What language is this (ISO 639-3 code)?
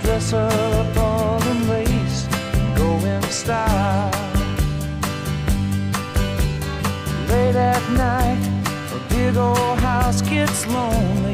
ita